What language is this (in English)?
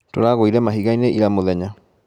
Kikuyu